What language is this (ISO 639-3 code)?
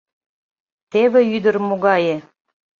chm